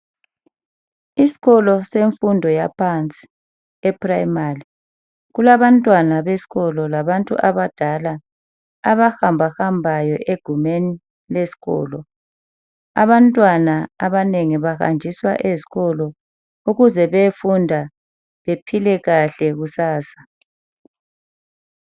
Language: North Ndebele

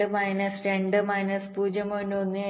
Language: Malayalam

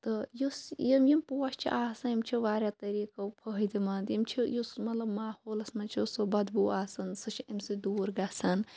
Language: Kashmiri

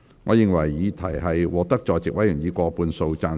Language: Cantonese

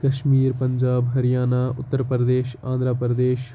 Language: Kashmiri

